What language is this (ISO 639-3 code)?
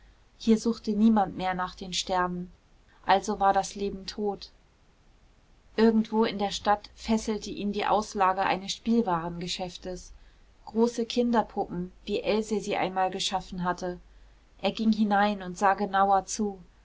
deu